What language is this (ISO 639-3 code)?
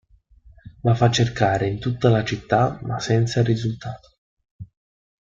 ita